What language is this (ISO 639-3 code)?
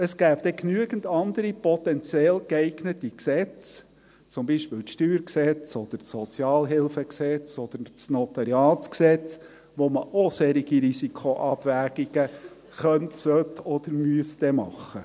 gsw